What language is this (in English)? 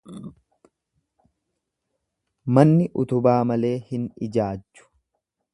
Oromo